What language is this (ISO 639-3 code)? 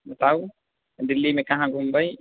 mai